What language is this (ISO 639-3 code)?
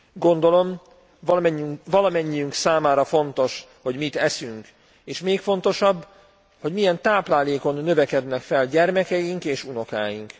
hun